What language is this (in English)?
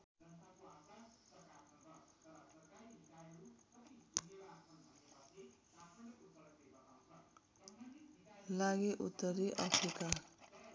Nepali